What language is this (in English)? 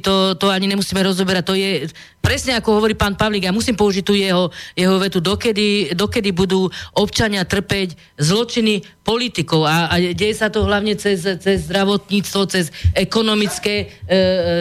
Slovak